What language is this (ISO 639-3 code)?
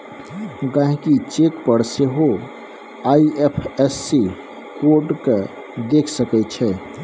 mai